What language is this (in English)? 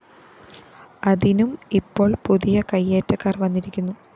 Malayalam